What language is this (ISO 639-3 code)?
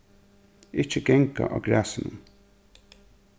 fao